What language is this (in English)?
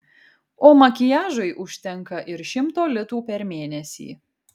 Lithuanian